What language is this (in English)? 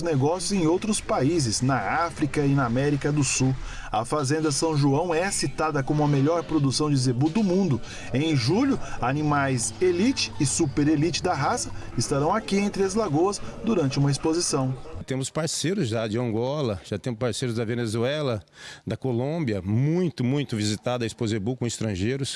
Portuguese